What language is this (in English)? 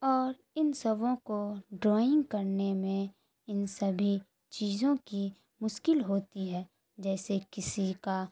Urdu